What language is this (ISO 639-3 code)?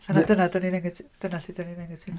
cym